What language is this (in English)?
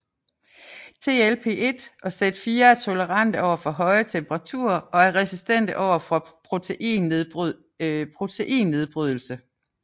Danish